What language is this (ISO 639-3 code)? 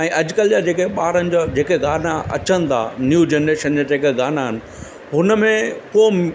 snd